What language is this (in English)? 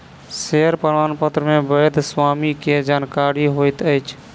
Maithili